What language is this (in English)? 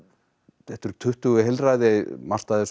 Icelandic